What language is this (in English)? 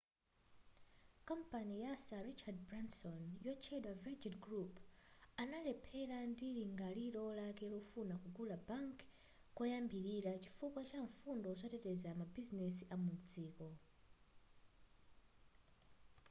Nyanja